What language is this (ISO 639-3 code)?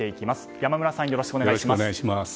jpn